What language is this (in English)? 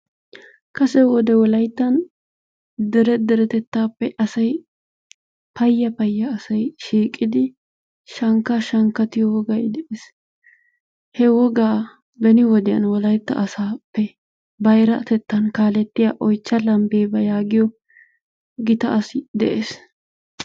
Wolaytta